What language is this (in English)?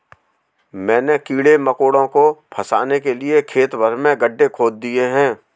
Hindi